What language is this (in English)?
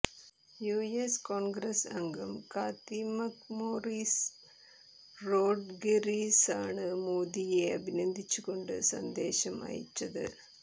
Malayalam